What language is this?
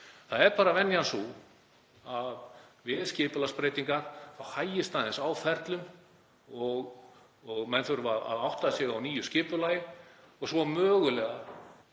Icelandic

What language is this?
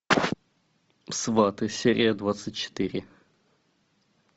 Russian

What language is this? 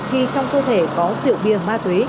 Vietnamese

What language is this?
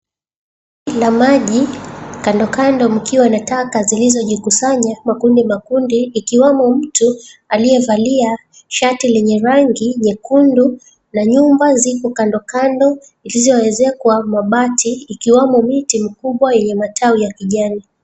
Swahili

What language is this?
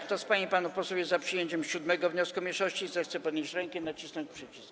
Polish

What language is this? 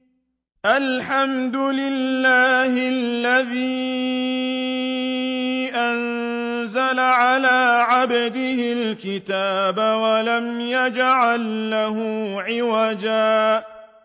Arabic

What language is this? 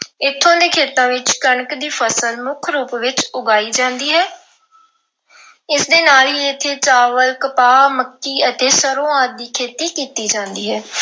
Punjabi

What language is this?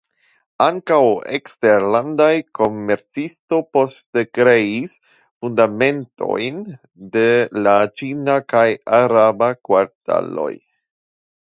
Esperanto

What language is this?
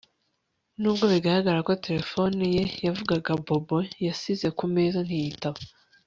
Kinyarwanda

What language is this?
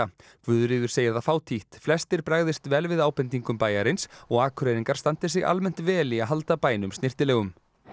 Icelandic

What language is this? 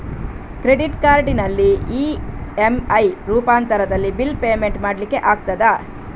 Kannada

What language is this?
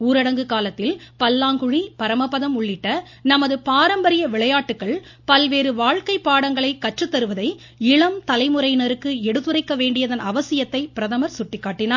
Tamil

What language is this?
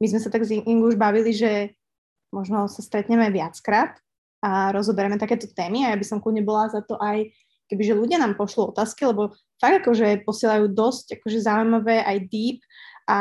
Slovak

